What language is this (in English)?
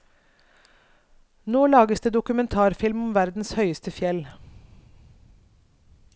Norwegian